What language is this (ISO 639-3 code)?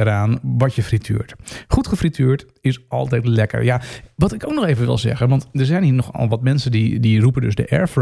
nld